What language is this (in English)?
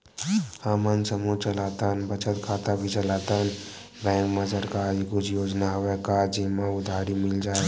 Chhattisgarhi